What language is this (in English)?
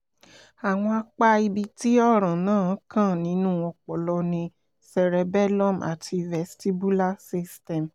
Yoruba